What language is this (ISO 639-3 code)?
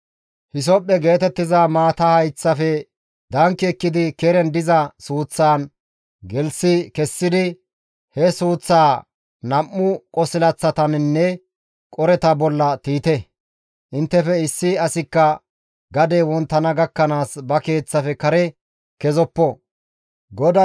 gmv